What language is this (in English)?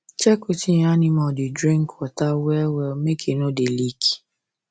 Nigerian Pidgin